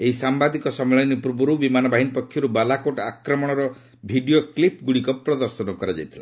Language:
Odia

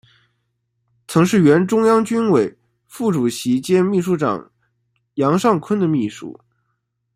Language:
Chinese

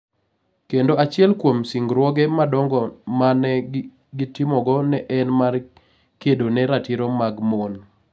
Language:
Luo (Kenya and Tanzania)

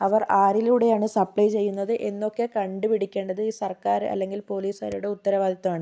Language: Malayalam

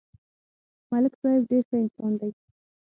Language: Pashto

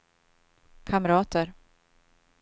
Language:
Swedish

